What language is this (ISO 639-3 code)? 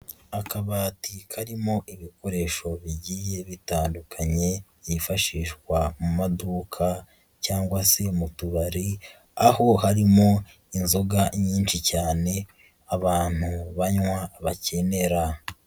kin